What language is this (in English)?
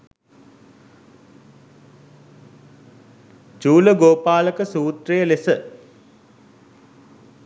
Sinhala